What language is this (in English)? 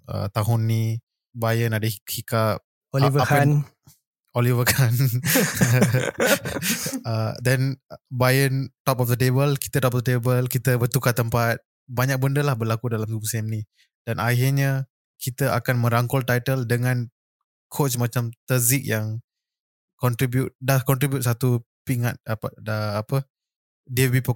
Malay